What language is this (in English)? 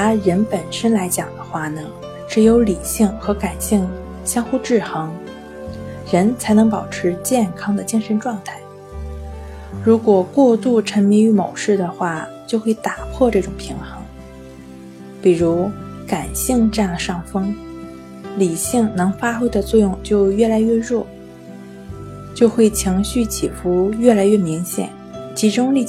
Chinese